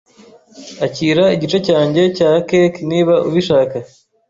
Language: Kinyarwanda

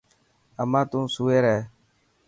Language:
Dhatki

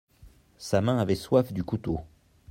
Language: French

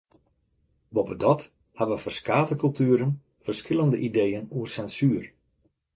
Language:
Western Frisian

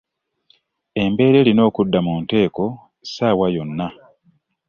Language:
Ganda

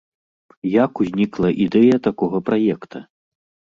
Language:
Belarusian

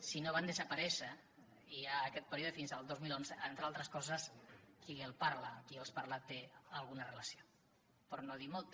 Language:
Catalan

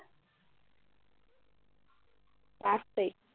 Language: Assamese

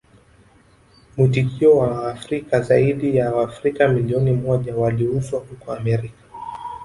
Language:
Swahili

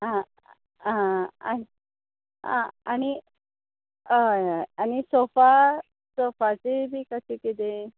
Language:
Konkani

